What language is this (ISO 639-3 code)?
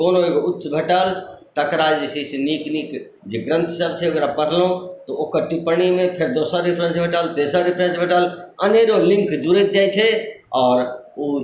mai